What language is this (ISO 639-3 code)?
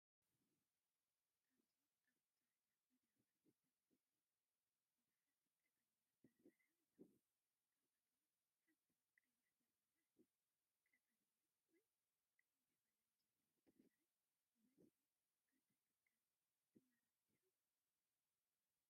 tir